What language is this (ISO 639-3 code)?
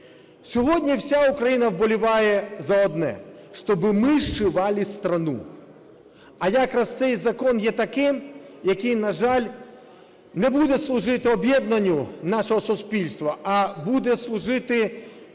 ukr